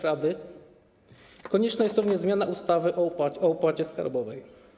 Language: Polish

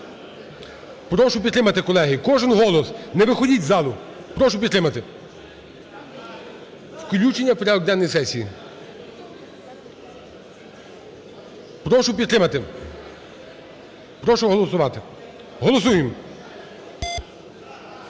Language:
Ukrainian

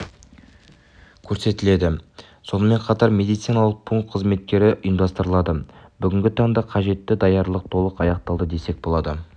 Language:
Kazakh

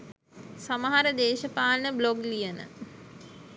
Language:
Sinhala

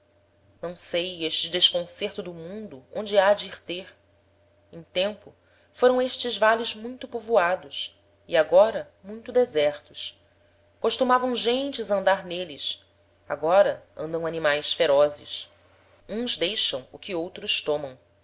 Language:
Portuguese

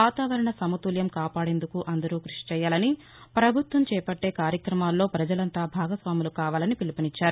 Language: Telugu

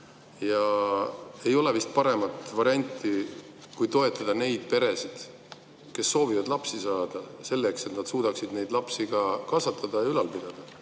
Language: Estonian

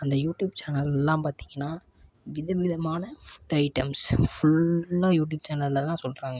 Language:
Tamil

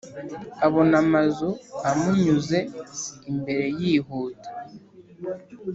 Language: Kinyarwanda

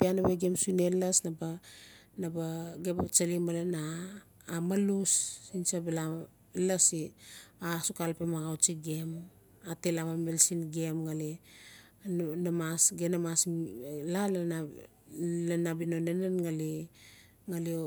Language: Notsi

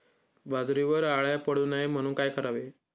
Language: Marathi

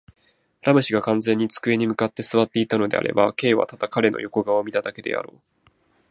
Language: Japanese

